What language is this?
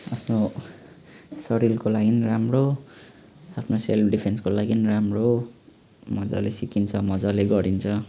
Nepali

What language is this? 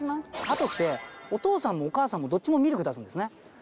Japanese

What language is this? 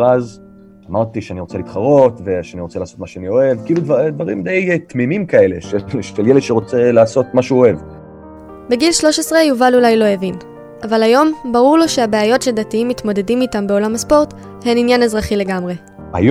Hebrew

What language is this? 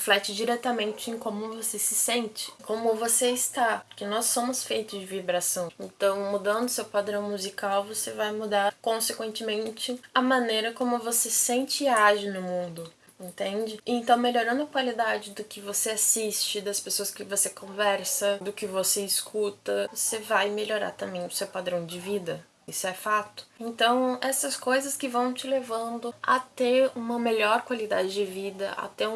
Portuguese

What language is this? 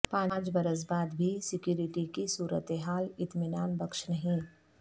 Urdu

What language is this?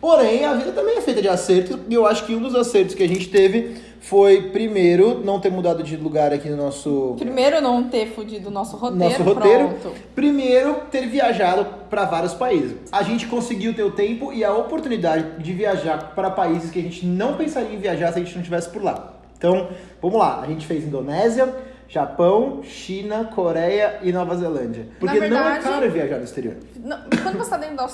Portuguese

